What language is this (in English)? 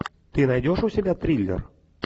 Russian